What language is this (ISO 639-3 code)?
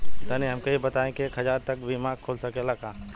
bho